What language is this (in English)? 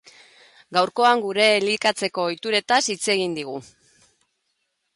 Basque